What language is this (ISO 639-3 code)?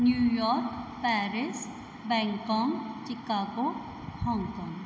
snd